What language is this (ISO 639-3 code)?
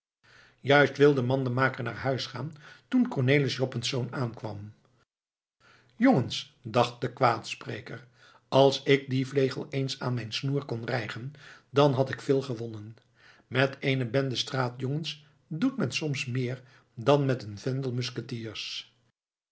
nld